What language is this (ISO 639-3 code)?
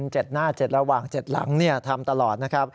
tha